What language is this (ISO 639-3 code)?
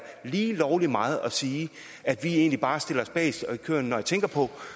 dan